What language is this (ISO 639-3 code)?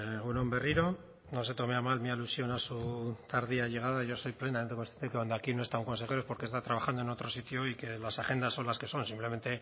spa